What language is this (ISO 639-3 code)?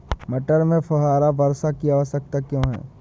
hin